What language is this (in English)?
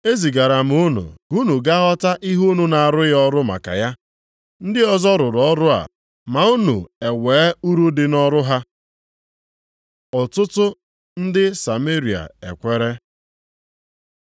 Igbo